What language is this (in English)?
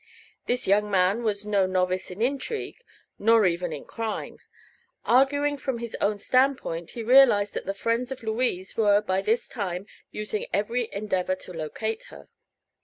English